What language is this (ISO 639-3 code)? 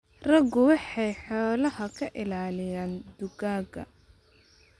som